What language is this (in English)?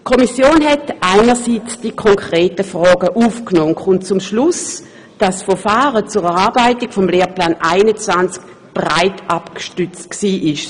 Swiss German